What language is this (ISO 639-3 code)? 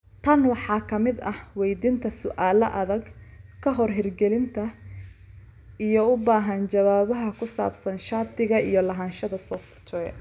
som